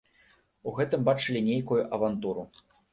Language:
Belarusian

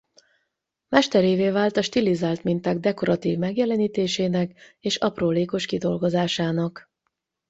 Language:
Hungarian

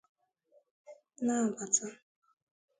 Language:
Igbo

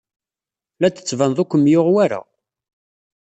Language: Kabyle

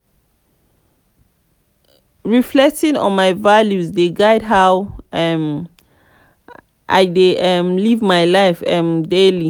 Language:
Nigerian Pidgin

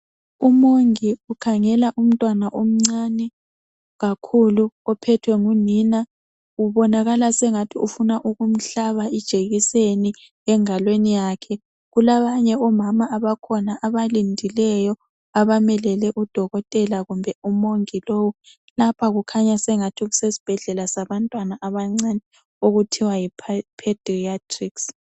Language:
North Ndebele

